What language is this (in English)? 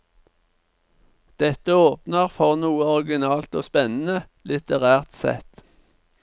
Norwegian